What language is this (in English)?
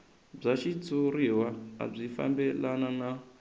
Tsonga